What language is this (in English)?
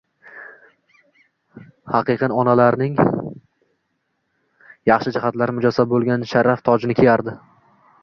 Uzbek